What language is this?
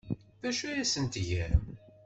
Kabyle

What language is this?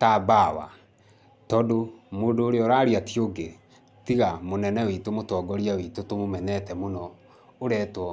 Kikuyu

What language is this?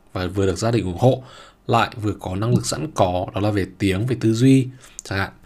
Vietnamese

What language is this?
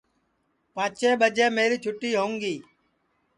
Sansi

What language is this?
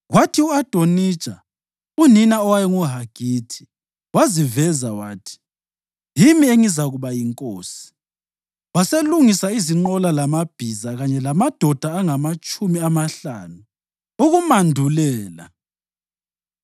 North Ndebele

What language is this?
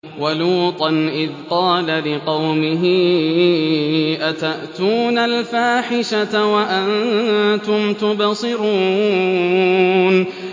Arabic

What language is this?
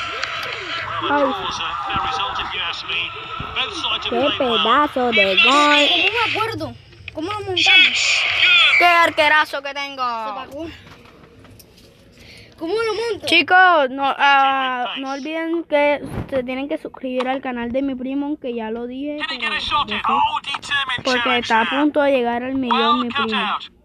Spanish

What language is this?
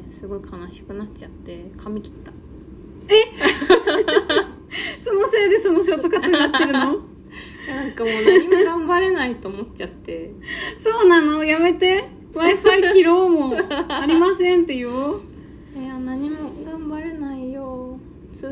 Japanese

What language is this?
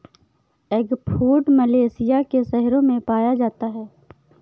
Hindi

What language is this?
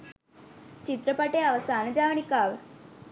Sinhala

